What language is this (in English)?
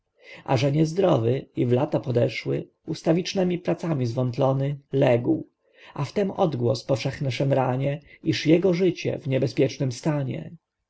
Polish